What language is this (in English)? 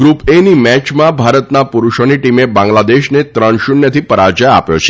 Gujarati